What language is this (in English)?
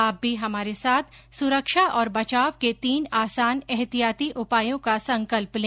Hindi